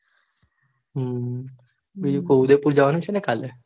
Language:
Gujarati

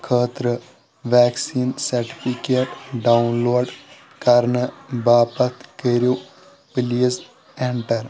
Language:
Kashmiri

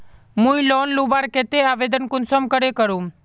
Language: Magahi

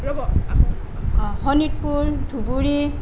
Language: Assamese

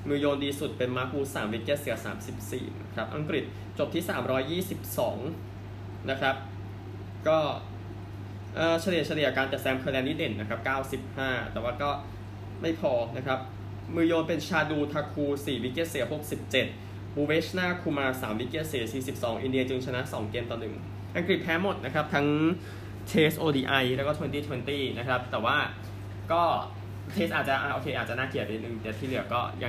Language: Thai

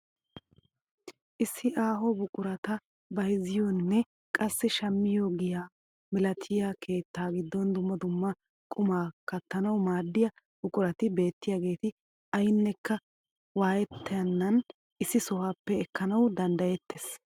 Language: Wolaytta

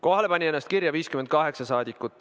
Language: Estonian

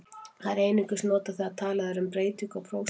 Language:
Icelandic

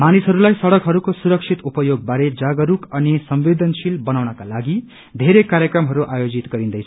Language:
Nepali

